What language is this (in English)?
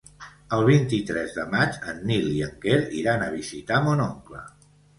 Catalan